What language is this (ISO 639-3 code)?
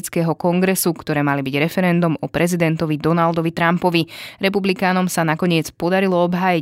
slk